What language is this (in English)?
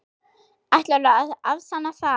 Icelandic